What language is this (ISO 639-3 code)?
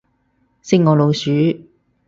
yue